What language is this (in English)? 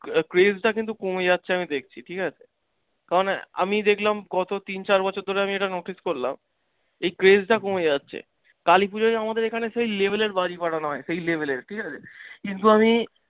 Bangla